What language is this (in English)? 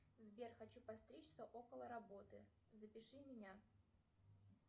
Russian